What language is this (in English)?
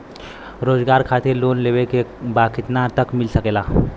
Bhojpuri